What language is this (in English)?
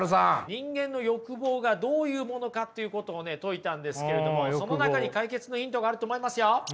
Japanese